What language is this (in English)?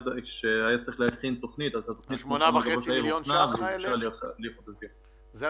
Hebrew